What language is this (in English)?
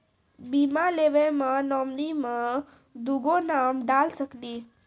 Maithili